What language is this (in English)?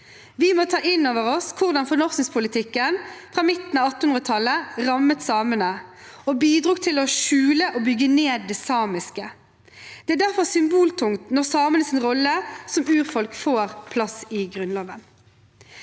Norwegian